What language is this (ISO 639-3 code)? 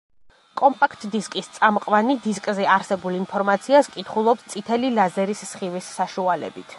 kat